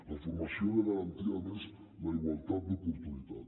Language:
Catalan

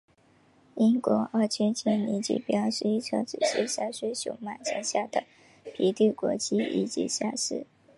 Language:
Chinese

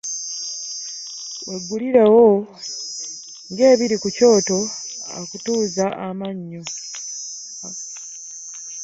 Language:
Ganda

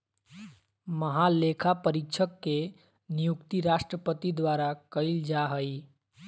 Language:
Magahi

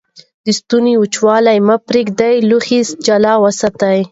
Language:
Pashto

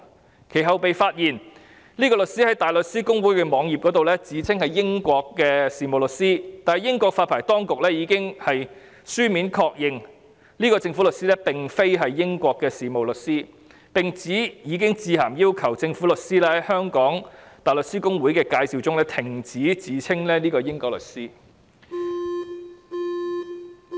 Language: Cantonese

